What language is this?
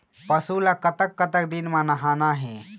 Chhattisgarhi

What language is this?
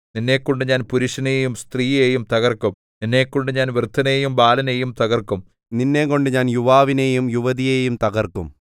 Malayalam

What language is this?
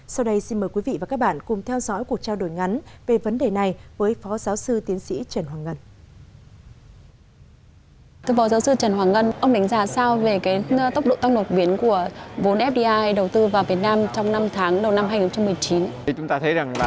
Vietnamese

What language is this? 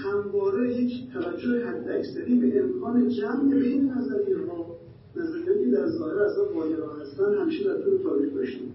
Persian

